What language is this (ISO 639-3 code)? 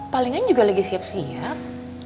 ind